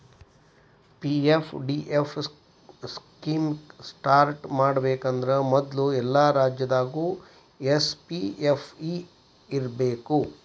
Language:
Kannada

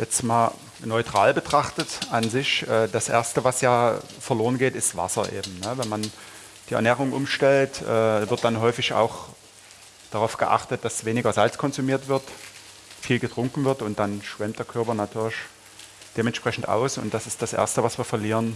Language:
German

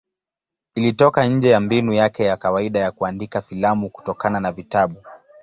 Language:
Swahili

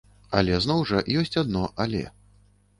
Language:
Belarusian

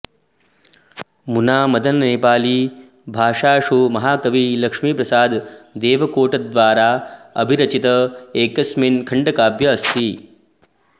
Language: Sanskrit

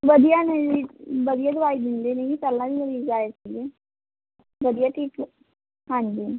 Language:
Punjabi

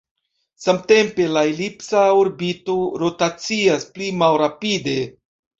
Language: Esperanto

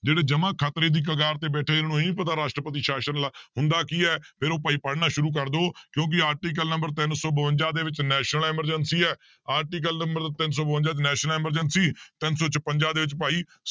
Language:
Punjabi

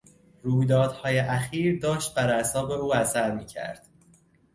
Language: Persian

